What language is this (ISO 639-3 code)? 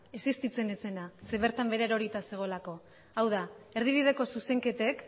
eus